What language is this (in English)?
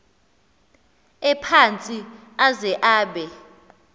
Xhosa